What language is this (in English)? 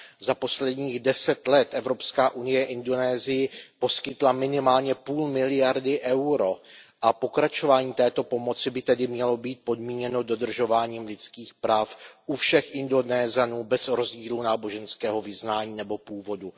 Czech